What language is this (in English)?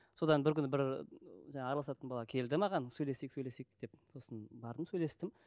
Kazakh